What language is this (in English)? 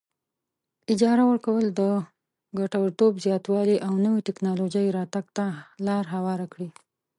Pashto